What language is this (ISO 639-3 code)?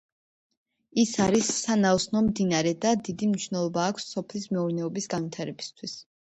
kat